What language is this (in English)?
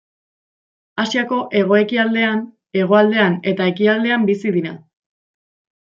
Basque